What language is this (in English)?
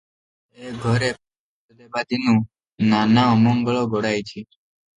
Odia